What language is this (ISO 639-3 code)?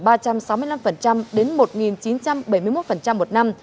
vie